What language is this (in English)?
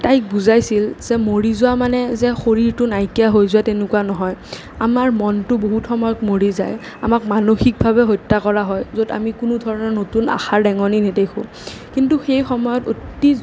Assamese